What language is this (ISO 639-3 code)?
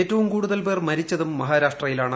mal